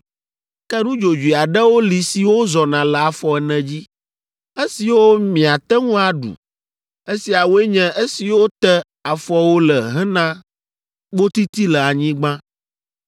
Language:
Ewe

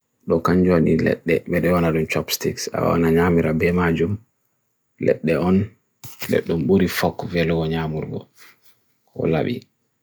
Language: Bagirmi Fulfulde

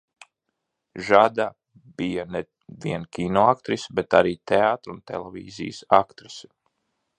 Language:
Latvian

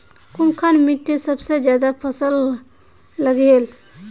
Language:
Magahi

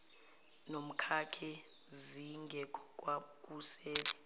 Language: Zulu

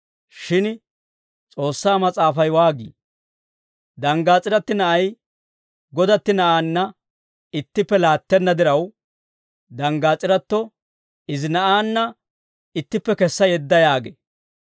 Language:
Dawro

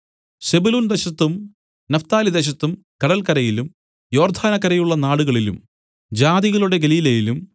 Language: Malayalam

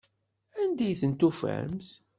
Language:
Kabyle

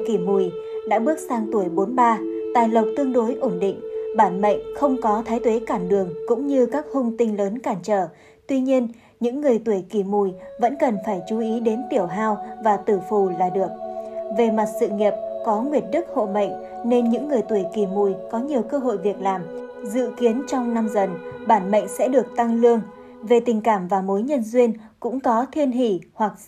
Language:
Vietnamese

